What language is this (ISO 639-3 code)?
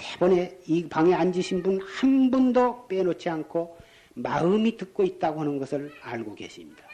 kor